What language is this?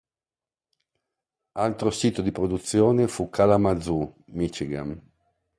Italian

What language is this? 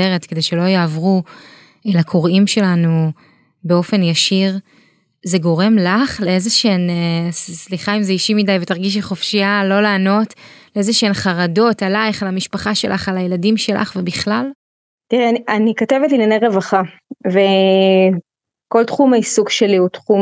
Hebrew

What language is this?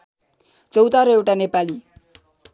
Nepali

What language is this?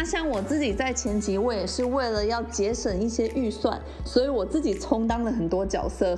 Chinese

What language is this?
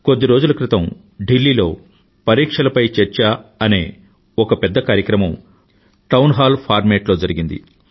Telugu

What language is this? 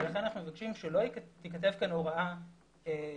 Hebrew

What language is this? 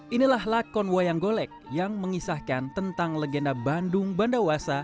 Indonesian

